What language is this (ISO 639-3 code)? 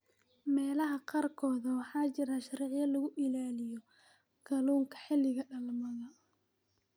som